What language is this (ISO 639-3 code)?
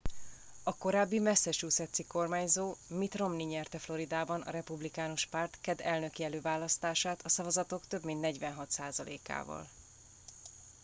hun